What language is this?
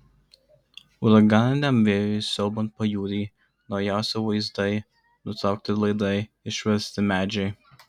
Lithuanian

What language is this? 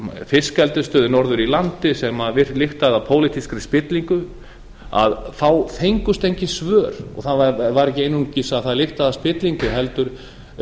Icelandic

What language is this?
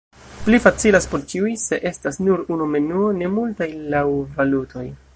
Esperanto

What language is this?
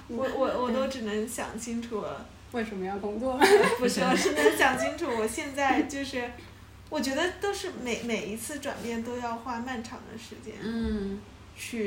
Chinese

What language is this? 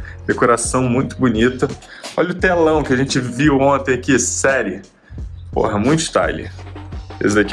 Portuguese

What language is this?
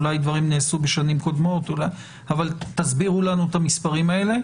Hebrew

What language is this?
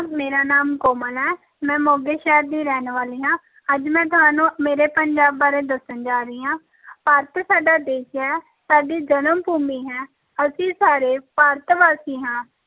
Punjabi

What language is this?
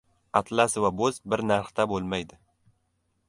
Uzbek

